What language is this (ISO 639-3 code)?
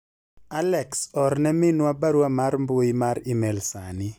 luo